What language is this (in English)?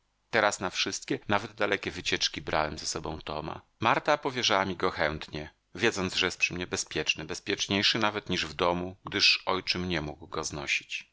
Polish